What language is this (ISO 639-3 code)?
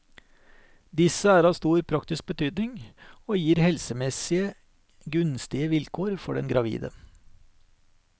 nor